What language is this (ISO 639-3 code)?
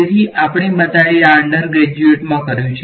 guj